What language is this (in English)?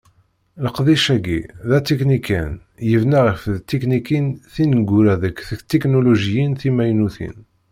Kabyle